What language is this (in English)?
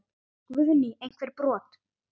Icelandic